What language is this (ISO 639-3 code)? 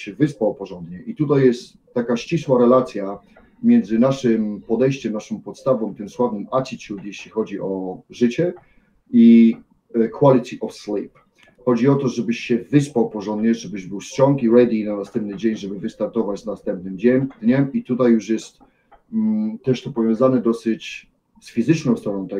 pol